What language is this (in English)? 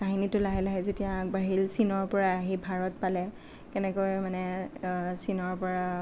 Assamese